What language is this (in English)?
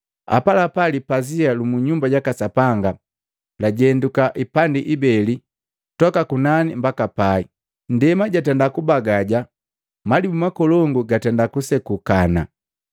Matengo